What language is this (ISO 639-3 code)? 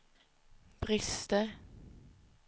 swe